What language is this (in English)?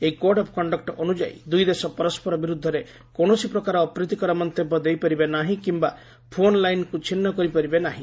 Odia